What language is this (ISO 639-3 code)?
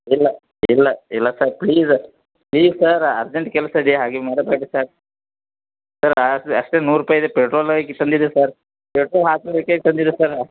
kan